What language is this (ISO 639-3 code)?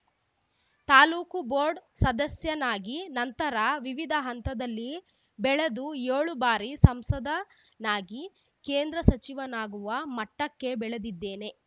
kan